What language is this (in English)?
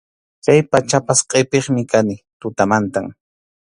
Arequipa-La Unión Quechua